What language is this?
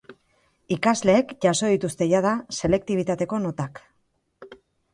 Basque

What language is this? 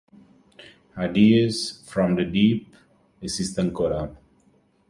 Italian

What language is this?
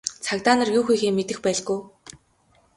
Mongolian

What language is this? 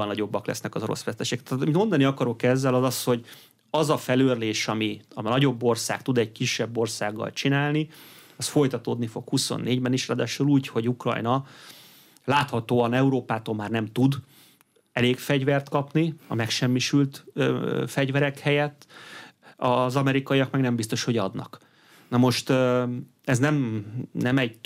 Hungarian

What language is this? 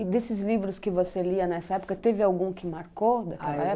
Portuguese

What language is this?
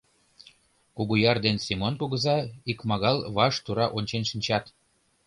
Mari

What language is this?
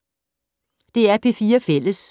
Danish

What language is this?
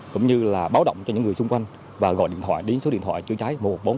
Vietnamese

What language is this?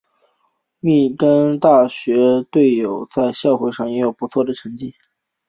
Chinese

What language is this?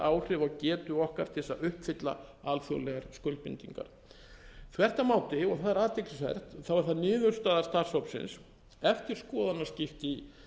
Icelandic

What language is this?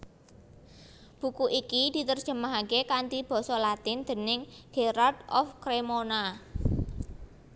Javanese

